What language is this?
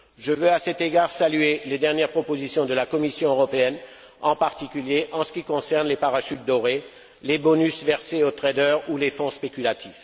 French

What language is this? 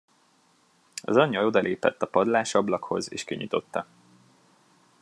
Hungarian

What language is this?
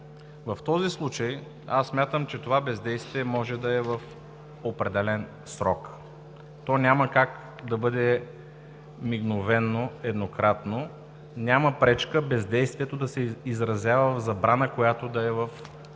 Bulgarian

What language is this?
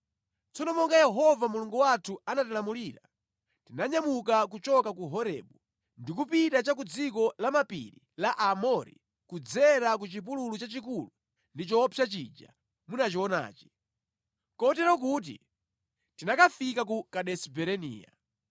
Nyanja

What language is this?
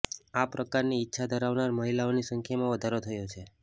Gujarati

